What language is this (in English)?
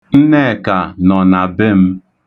Igbo